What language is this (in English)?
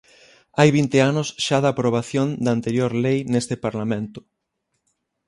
Galician